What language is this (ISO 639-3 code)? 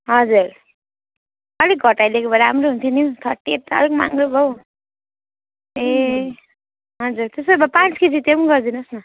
nep